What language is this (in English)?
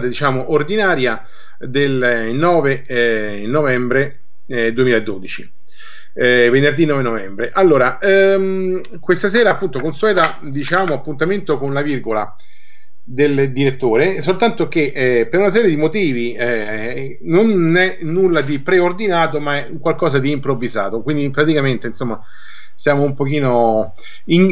Italian